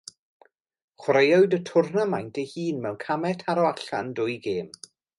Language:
Welsh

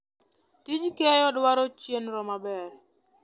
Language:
Luo (Kenya and Tanzania)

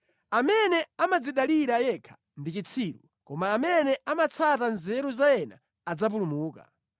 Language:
Nyanja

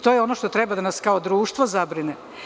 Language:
Serbian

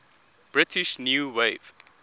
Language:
English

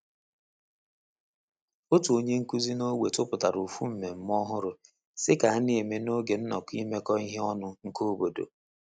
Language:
Igbo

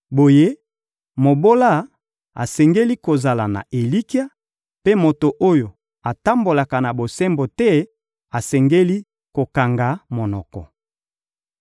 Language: Lingala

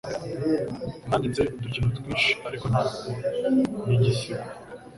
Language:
Kinyarwanda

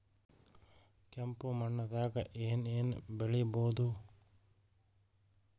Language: Kannada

